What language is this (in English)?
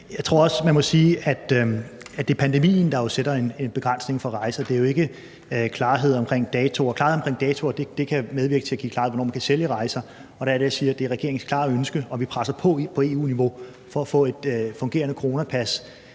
Danish